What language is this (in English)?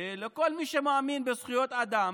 Hebrew